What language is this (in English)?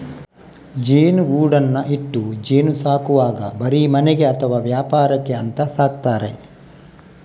Kannada